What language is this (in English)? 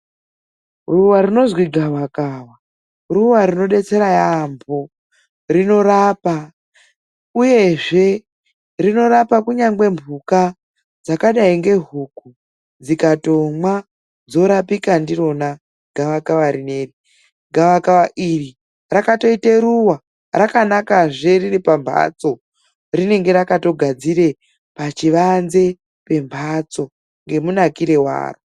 Ndau